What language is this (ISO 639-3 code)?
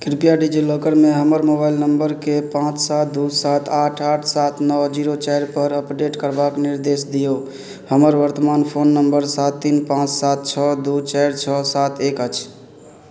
mai